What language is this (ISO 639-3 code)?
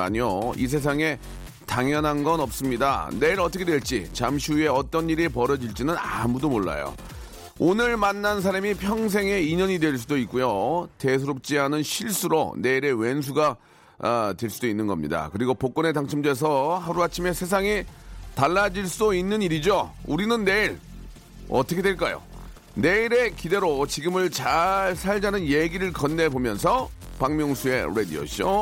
kor